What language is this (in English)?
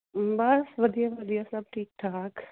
Punjabi